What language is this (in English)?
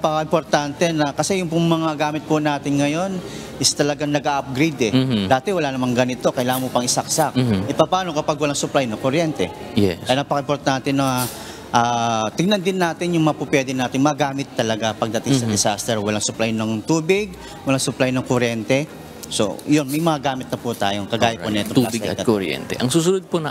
Filipino